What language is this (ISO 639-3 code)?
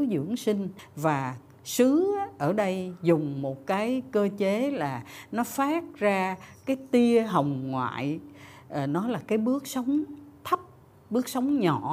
vie